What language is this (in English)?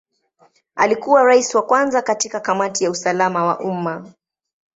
Swahili